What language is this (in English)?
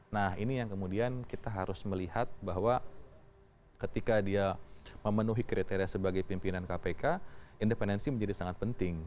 Indonesian